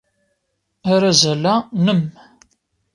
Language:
Kabyle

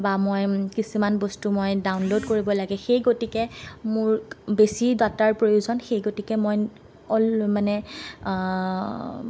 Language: Assamese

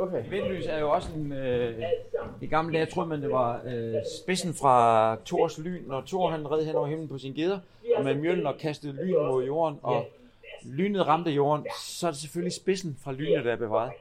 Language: Danish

